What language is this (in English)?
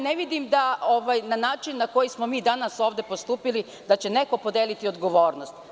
Serbian